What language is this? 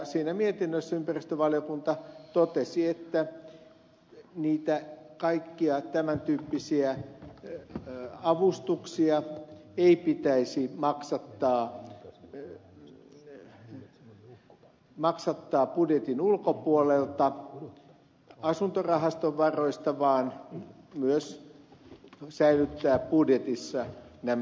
Finnish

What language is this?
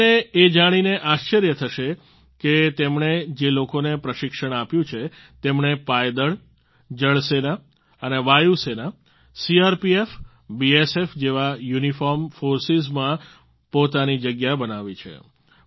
Gujarati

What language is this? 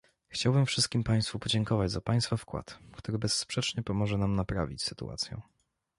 Polish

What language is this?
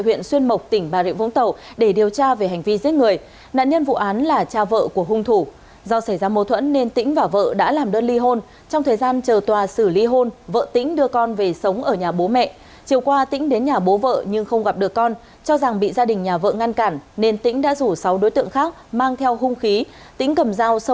Vietnamese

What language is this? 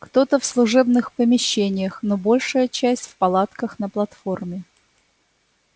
Russian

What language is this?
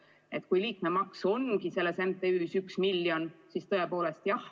Estonian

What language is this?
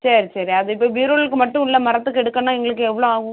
Tamil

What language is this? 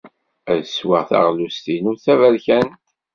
Kabyle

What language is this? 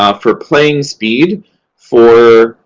English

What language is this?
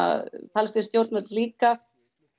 Icelandic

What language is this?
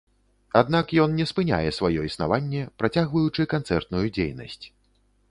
Belarusian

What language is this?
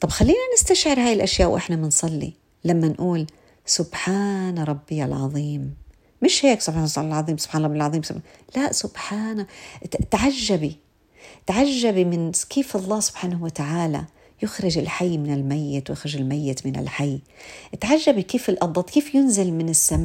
Arabic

